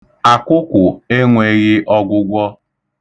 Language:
Igbo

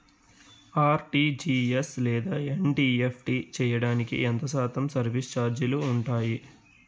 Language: Telugu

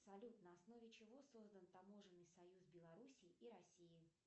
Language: Russian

